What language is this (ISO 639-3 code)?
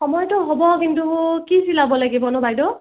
asm